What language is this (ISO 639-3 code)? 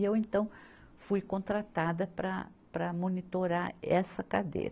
por